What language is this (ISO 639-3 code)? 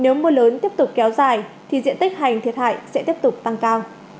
vie